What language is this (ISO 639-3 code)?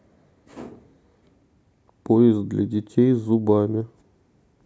rus